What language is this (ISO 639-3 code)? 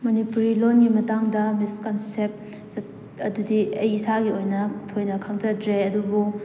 mni